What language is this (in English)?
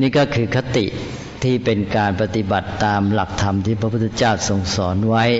Thai